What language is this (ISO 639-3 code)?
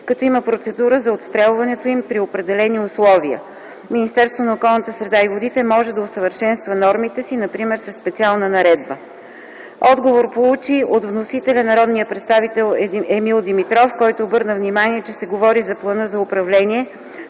bul